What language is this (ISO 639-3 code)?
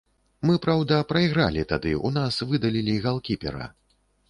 bel